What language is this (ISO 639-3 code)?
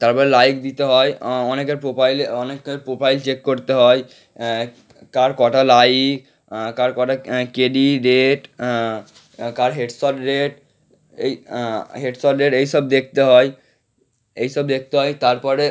ben